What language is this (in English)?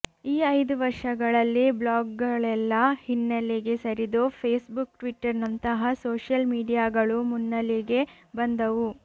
Kannada